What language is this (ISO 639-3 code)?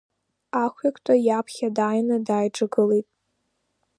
abk